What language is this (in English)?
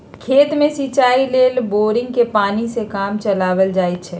Magahi